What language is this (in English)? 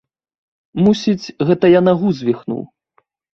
Belarusian